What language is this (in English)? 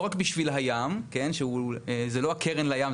Hebrew